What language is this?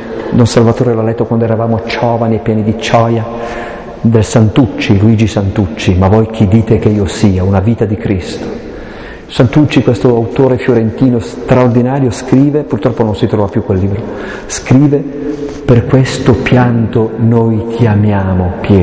Italian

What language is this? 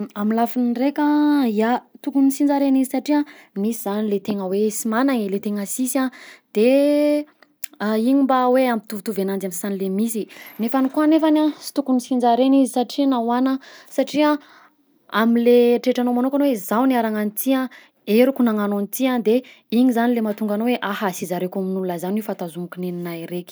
Southern Betsimisaraka Malagasy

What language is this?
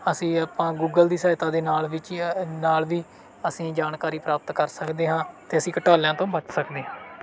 Punjabi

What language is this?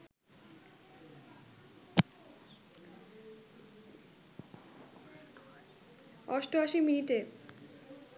Bangla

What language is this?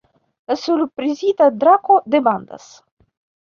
Esperanto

